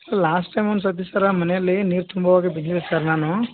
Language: Kannada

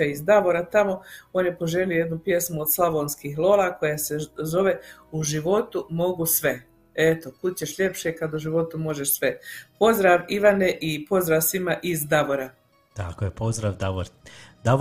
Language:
Croatian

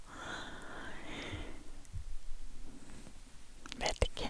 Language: Norwegian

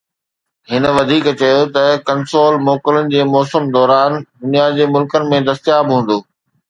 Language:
Sindhi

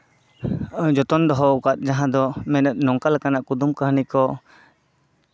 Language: Santali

